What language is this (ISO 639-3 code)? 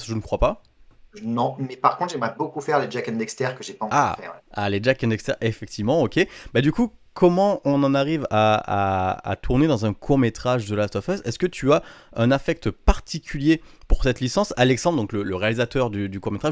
fra